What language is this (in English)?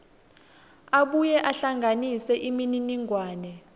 Swati